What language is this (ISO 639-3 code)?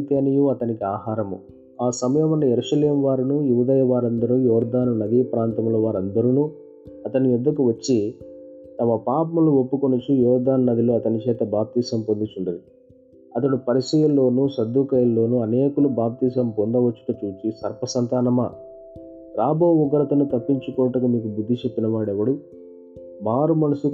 tel